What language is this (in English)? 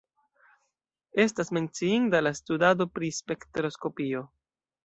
Esperanto